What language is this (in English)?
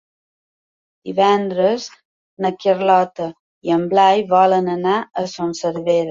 Catalan